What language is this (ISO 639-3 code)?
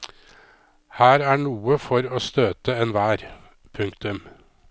nor